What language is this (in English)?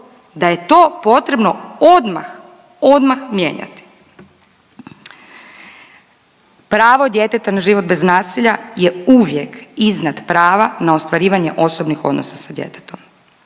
Croatian